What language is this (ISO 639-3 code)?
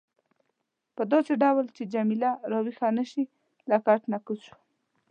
pus